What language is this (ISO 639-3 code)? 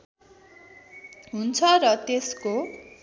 nep